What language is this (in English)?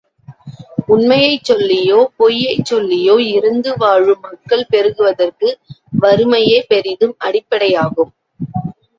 Tamil